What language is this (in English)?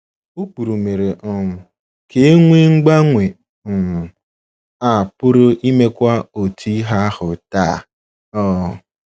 Igbo